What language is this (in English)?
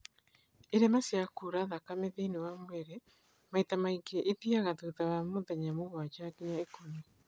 Kikuyu